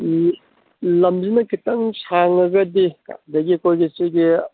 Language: Manipuri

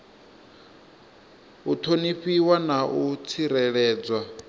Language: Venda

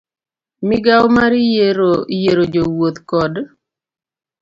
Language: Luo (Kenya and Tanzania)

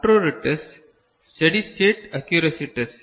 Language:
Tamil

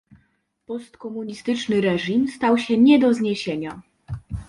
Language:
Polish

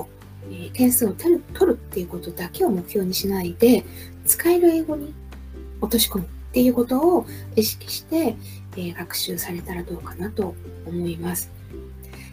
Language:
Japanese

